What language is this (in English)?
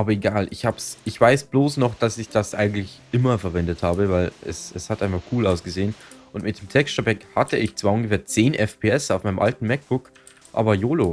German